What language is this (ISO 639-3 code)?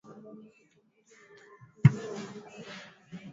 swa